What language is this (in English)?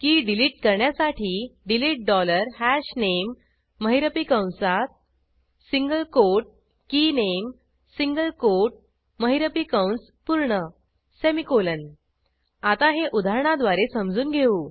Marathi